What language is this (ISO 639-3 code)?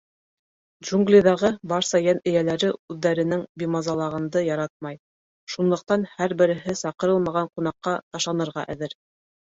bak